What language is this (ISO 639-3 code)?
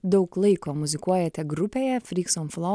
lit